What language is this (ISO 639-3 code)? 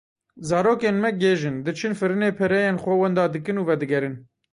kur